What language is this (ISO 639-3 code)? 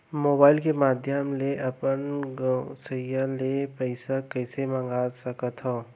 hne